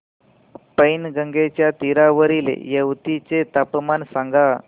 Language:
Marathi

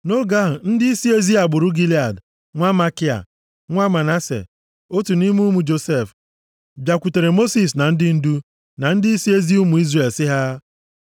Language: Igbo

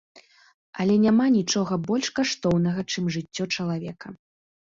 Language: Belarusian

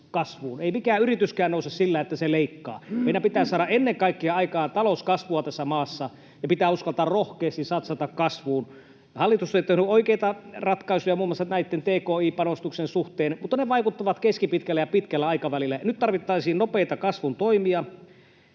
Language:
Finnish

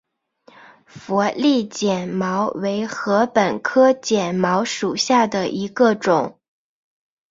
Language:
Chinese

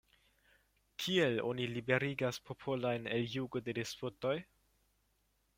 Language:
Esperanto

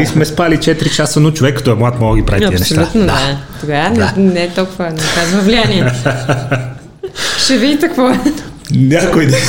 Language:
Bulgarian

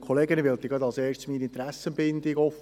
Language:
Swiss German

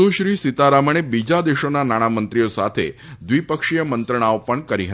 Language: Gujarati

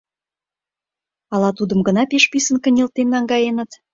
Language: Mari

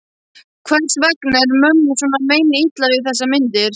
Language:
Icelandic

